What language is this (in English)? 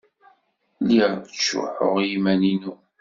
Kabyle